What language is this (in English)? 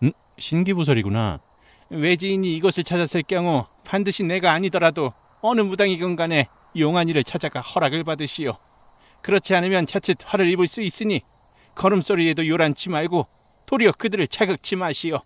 Korean